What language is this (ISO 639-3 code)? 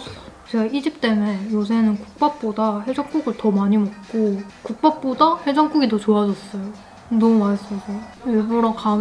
kor